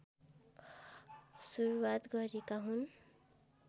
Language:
Nepali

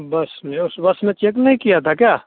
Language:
Hindi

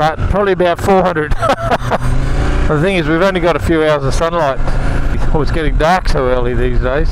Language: English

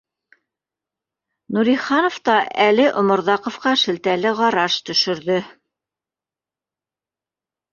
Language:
Bashkir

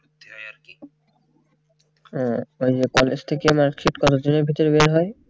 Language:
Bangla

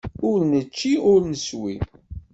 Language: Kabyle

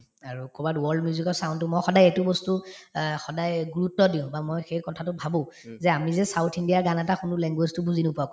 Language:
Assamese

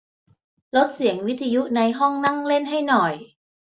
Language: Thai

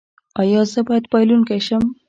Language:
Pashto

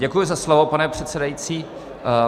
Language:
Czech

